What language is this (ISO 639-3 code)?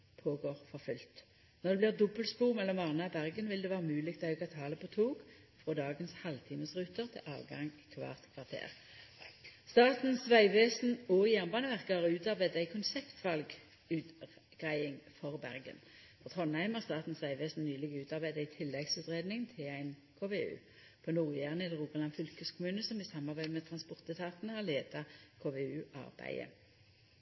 nno